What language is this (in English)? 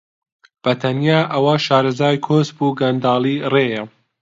Central Kurdish